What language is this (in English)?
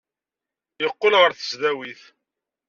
Kabyle